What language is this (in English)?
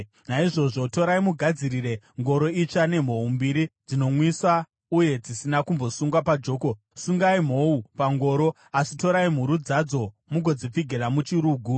Shona